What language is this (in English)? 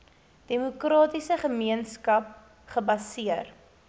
Afrikaans